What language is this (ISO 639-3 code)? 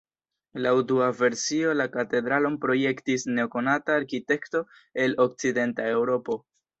epo